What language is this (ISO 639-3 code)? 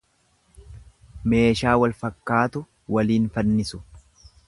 orm